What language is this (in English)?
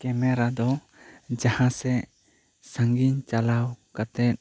Santali